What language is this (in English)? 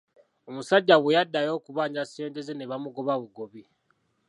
Ganda